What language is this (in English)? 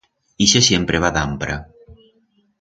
Aragonese